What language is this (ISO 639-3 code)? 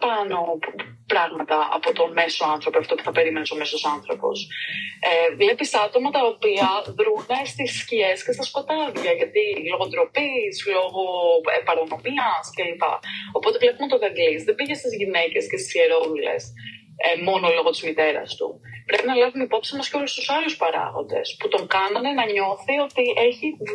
ell